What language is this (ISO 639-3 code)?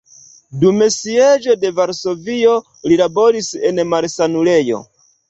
epo